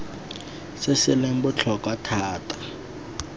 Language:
Tswana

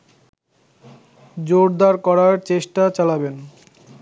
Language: Bangla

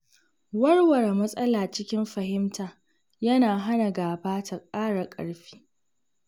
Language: Hausa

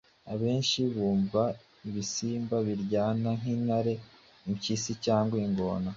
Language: Kinyarwanda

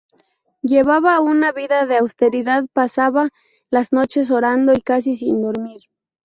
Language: Spanish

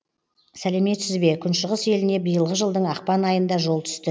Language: Kazakh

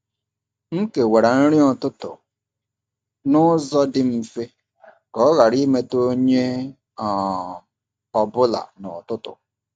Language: Igbo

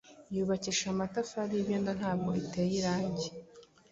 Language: Kinyarwanda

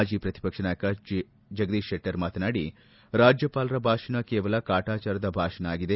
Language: Kannada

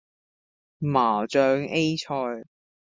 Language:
Cantonese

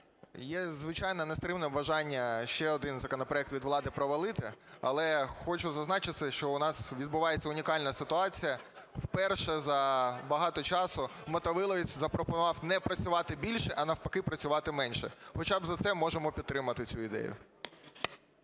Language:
Ukrainian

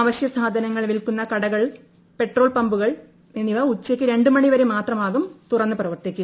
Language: Malayalam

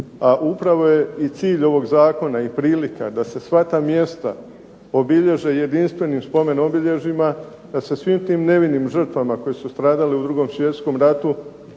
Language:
Croatian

